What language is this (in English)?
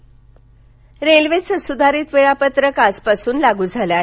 Marathi